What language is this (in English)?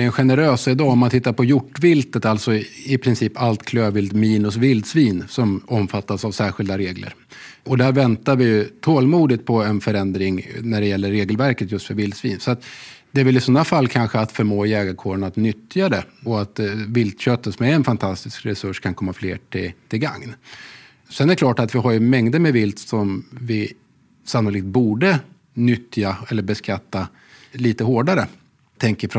Swedish